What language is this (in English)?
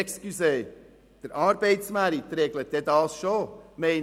Swiss German